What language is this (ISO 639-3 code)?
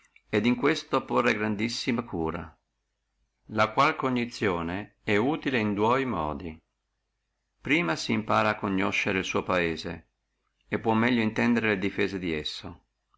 ita